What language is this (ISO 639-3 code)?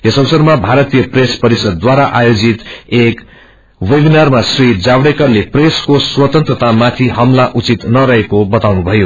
nep